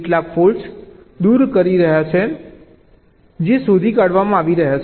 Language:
Gujarati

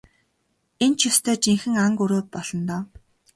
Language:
Mongolian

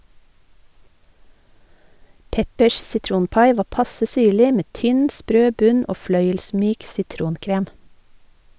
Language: Norwegian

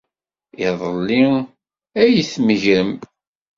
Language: Kabyle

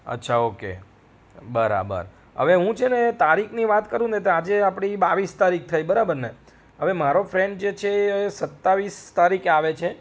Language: Gujarati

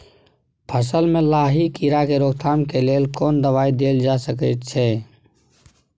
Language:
Maithili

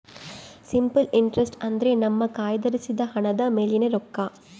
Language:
Kannada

